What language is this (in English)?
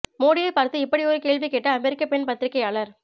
Tamil